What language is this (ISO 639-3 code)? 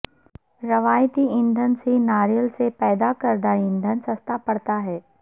urd